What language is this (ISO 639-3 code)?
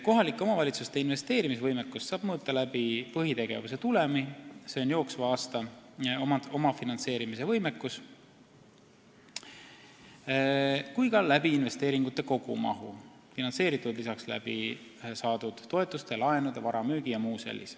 est